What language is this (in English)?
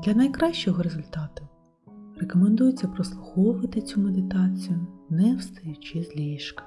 Ukrainian